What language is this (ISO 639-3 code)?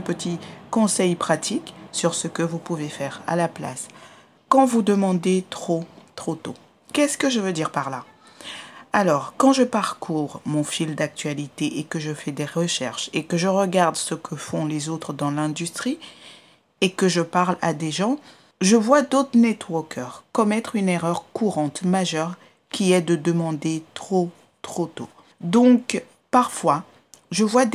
fra